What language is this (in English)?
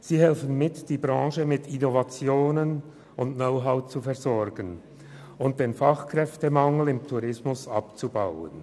Swiss German